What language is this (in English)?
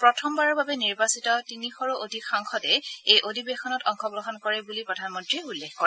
Assamese